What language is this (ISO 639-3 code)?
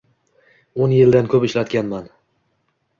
uzb